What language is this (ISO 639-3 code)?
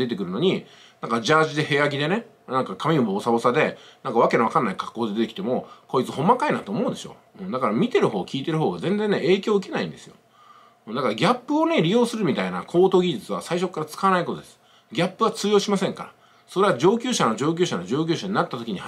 jpn